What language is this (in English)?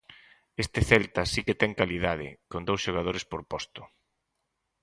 Galician